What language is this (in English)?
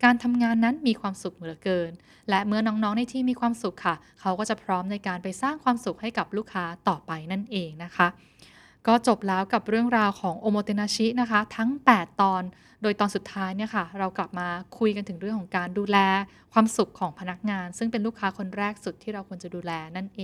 Thai